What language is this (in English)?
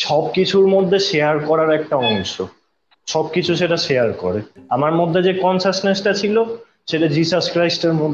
Bangla